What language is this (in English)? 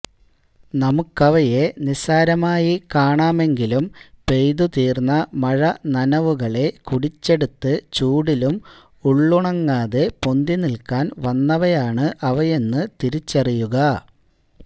Malayalam